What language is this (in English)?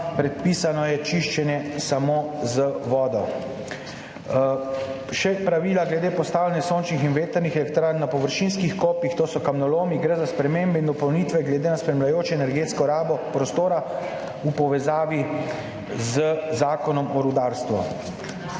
Slovenian